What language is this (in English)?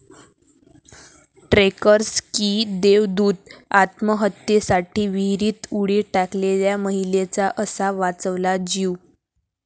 Marathi